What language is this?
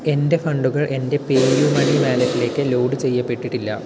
Malayalam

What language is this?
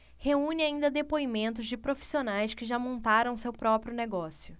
Portuguese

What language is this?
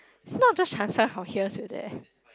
English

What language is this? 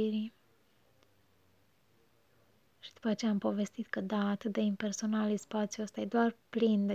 Romanian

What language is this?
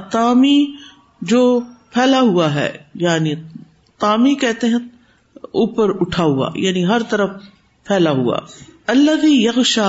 Urdu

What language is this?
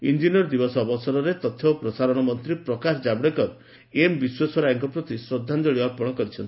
Odia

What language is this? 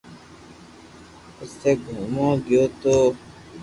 Loarki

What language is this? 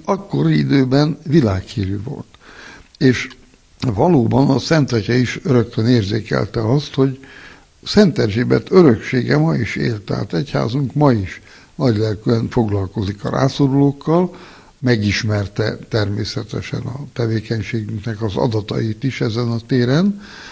Hungarian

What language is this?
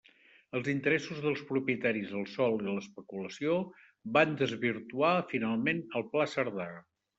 Catalan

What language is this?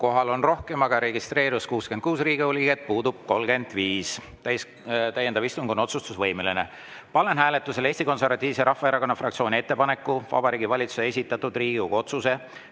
Estonian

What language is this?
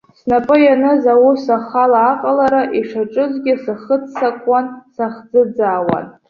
Abkhazian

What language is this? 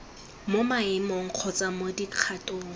Tswana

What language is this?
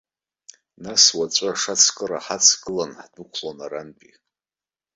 Abkhazian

